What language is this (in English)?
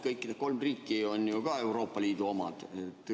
Estonian